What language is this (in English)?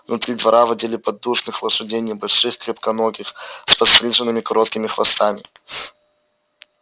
Russian